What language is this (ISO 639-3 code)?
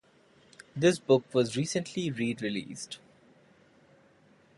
eng